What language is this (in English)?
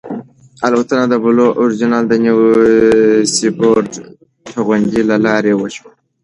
Pashto